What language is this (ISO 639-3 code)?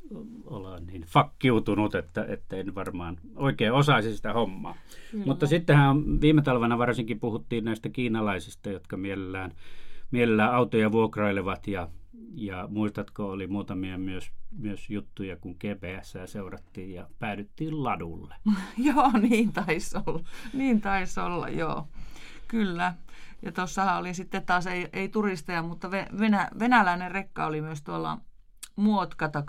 fin